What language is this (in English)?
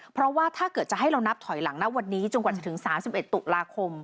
Thai